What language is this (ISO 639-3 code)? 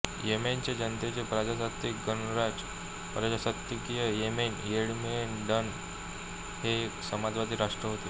mar